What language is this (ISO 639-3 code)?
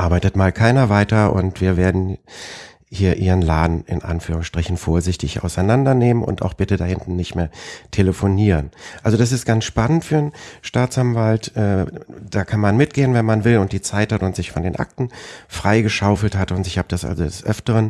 deu